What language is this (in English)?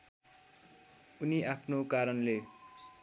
Nepali